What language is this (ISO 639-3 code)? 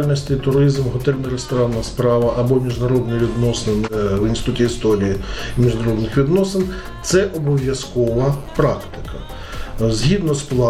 ukr